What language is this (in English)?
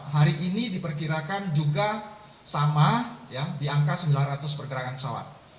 Indonesian